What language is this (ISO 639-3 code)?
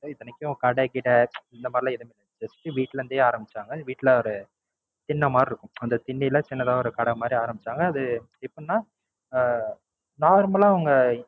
tam